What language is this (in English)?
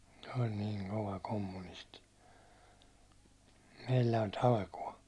Finnish